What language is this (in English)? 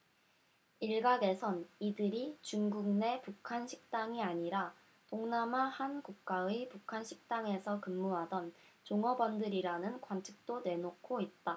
Korean